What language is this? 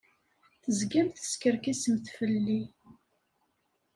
Kabyle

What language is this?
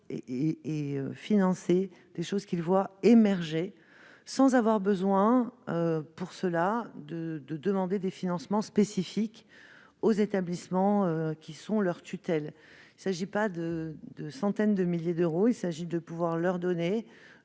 French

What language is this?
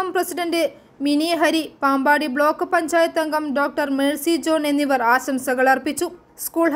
Malayalam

